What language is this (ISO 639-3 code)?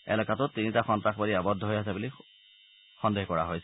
asm